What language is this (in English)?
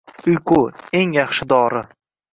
Uzbek